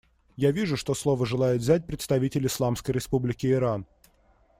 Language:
Russian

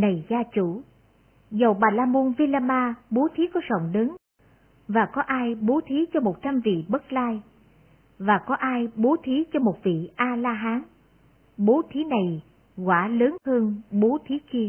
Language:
Vietnamese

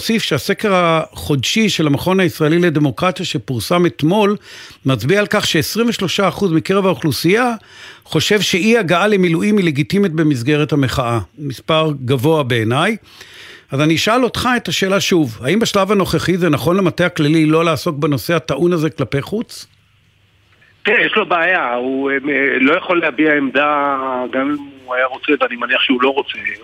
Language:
Hebrew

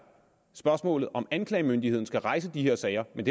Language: Danish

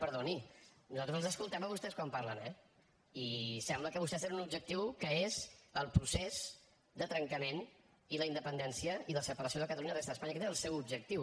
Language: Catalan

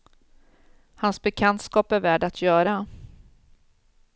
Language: Swedish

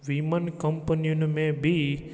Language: Sindhi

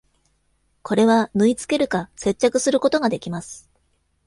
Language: Japanese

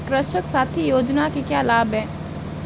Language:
Hindi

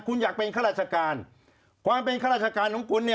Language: Thai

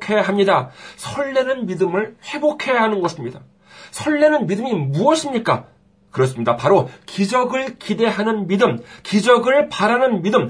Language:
Korean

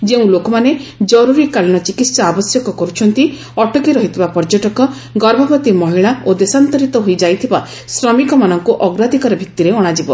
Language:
Odia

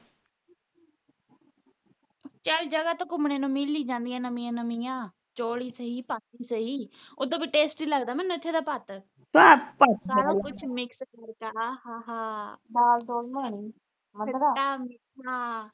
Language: Punjabi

